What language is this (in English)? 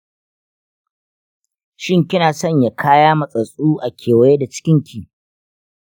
Hausa